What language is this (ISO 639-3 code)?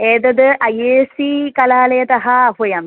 san